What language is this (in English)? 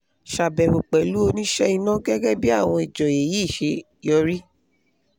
Yoruba